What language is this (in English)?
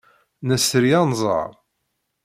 Kabyle